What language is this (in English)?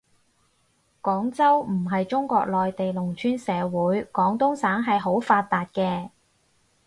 Cantonese